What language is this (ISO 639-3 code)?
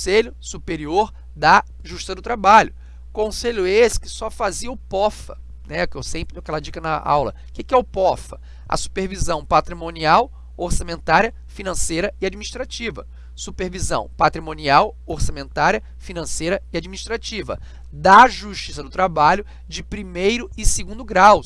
por